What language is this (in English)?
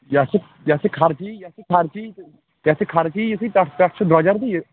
Kashmiri